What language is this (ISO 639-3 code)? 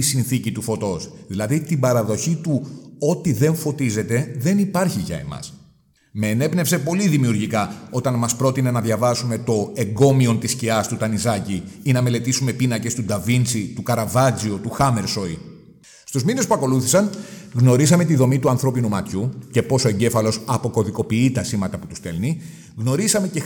ell